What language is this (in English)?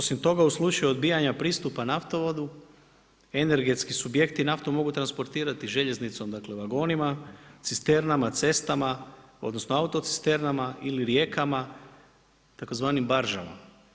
Croatian